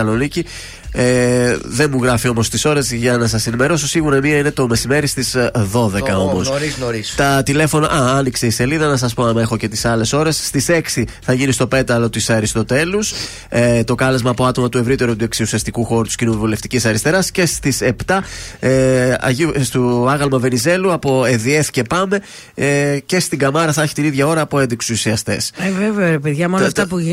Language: Greek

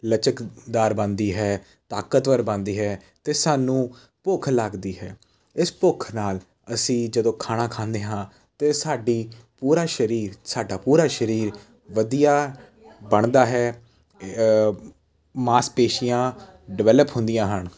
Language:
Punjabi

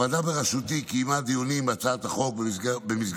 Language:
Hebrew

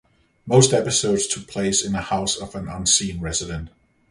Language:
English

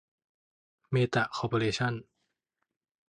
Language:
Thai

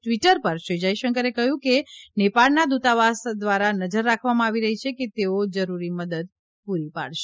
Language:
Gujarati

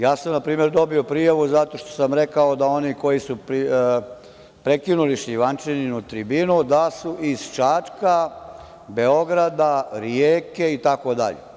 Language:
Serbian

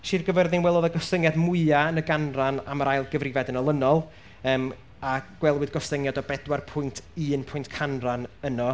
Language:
Welsh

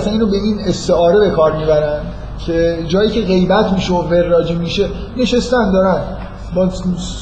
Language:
Persian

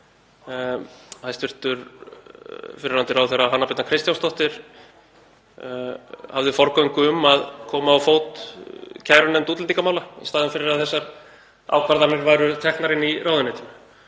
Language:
Icelandic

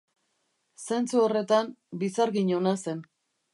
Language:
Basque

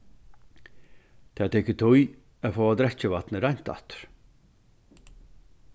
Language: Faroese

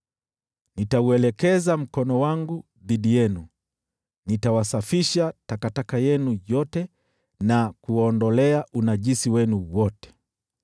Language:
Swahili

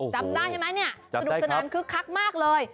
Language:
Thai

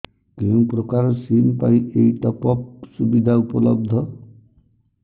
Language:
Odia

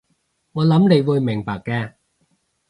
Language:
Cantonese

